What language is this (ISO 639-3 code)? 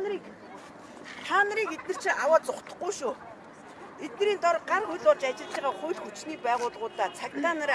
tur